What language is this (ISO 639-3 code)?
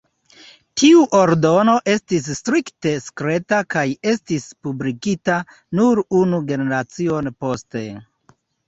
epo